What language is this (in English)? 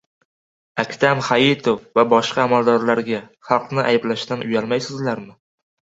Uzbek